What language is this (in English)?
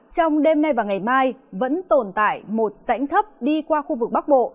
Vietnamese